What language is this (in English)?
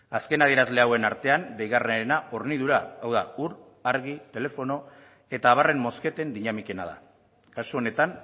Basque